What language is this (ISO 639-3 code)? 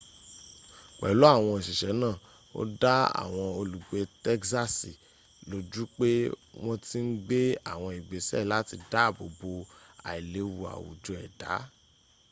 yor